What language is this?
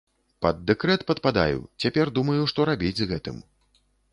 Belarusian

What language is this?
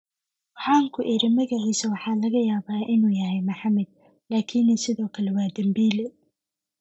Somali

